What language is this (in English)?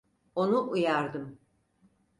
Turkish